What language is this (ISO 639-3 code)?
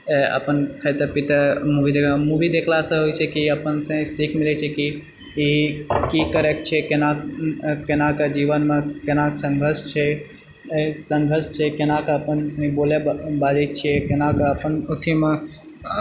mai